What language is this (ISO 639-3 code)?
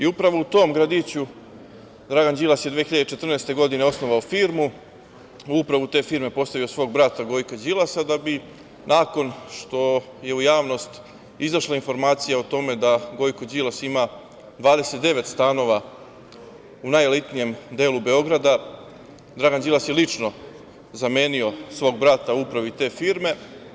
srp